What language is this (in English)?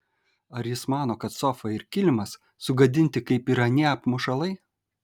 Lithuanian